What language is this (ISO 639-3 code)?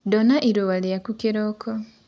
kik